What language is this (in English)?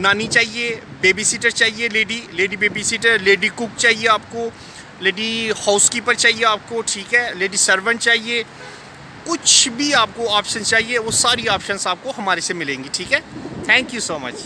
Hindi